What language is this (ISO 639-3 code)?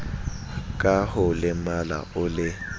sot